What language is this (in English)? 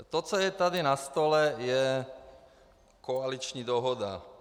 Czech